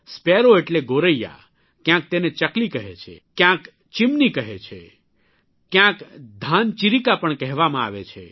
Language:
Gujarati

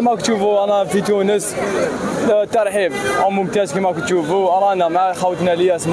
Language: Arabic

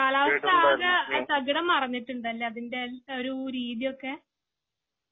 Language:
Malayalam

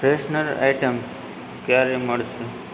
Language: Gujarati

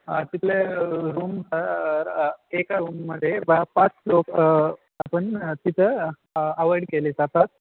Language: Marathi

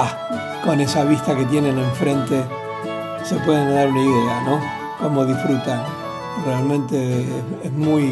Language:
Spanish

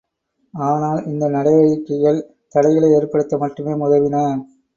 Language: Tamil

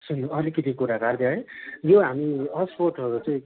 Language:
Nepali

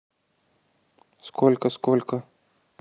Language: Russian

